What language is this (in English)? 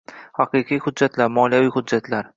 Uzbek